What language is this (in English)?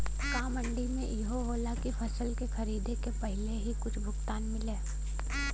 Bhojpuri